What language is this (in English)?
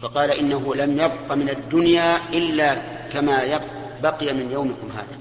Arabic